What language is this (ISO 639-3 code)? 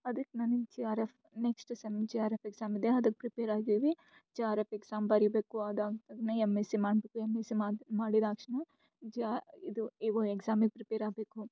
kan